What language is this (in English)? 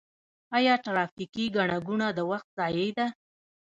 Pashto